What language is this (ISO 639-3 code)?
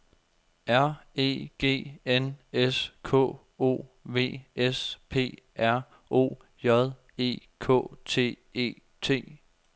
dan